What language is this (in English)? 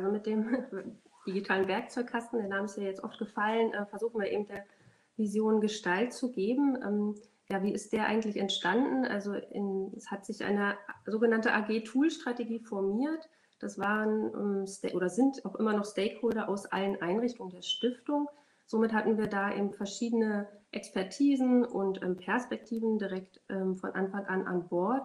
German